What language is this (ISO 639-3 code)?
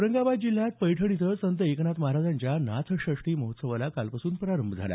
mar